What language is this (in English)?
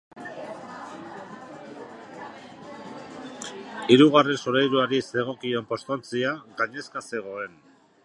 Basque